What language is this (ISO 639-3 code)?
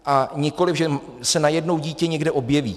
ces